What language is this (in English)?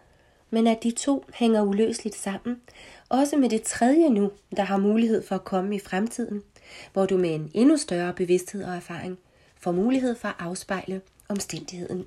Danish